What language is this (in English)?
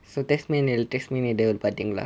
English